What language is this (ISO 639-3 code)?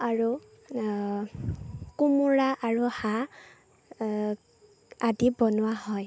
asm